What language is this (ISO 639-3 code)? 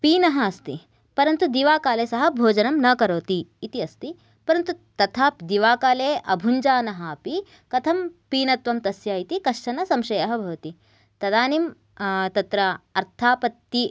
san